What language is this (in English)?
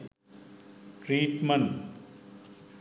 Sinhala